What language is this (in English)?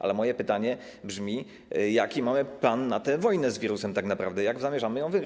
Polish